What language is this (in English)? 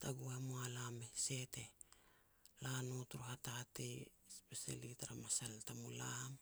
Petats